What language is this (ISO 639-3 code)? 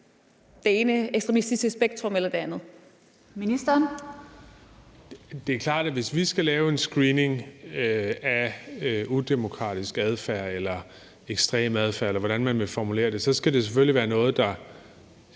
dan